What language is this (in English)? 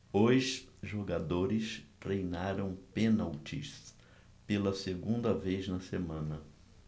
Portuguese